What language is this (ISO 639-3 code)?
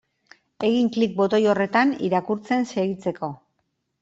eus